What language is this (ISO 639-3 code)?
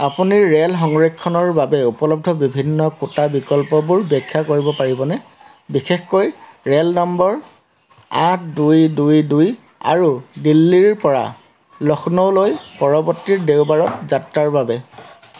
asm